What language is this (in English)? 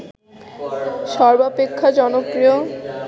Bangla